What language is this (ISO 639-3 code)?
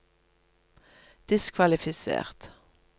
nor